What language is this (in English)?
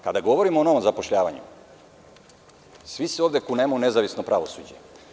Serbian